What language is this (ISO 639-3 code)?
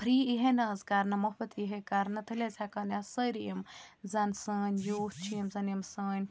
kas